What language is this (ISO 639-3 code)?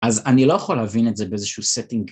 heb